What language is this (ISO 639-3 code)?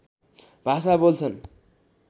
nep